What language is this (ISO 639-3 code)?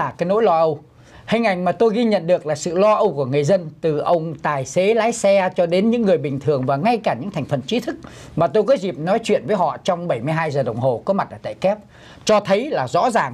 vie